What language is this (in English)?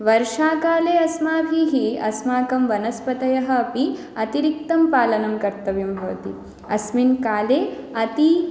Sanskrit